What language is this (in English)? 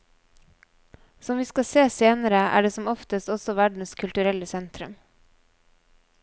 Norwegian